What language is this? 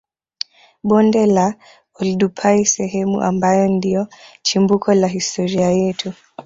Swahili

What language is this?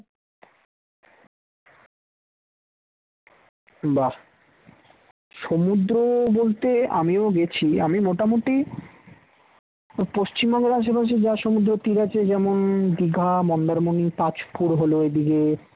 Bangla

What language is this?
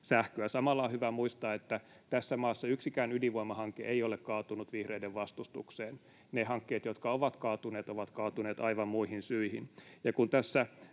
Finnish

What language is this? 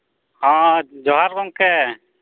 Santali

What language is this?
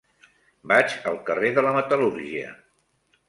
Catalan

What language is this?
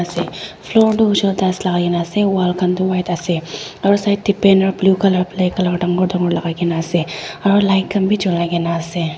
Naga Pidgin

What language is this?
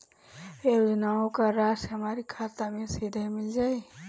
Bhojpuri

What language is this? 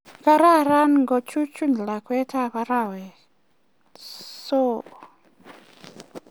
Kalenjin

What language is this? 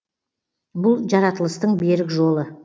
Kazakh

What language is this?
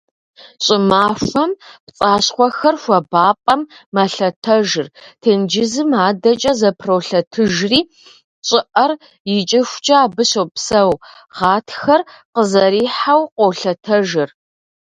Kabardian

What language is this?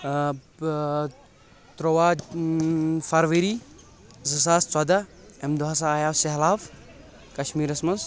Kashmiri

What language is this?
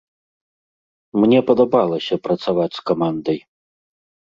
Belarusian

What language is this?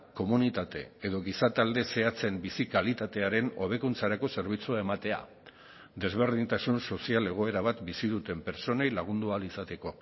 Basque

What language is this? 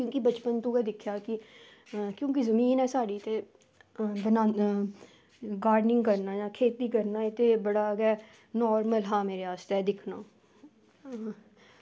Dogri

